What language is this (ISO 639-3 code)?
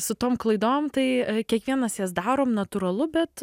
lit